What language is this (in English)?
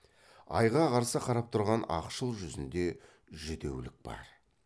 Kazakh